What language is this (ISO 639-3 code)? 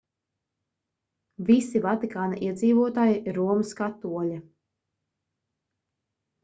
lav